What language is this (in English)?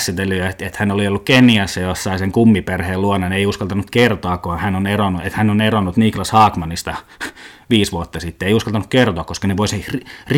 Finnish